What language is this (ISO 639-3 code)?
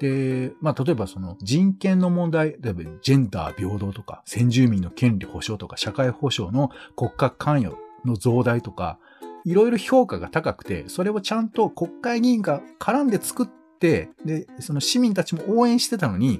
jpn